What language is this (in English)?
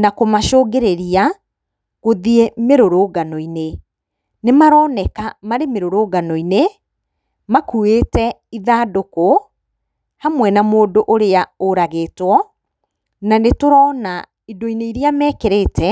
Kikuyu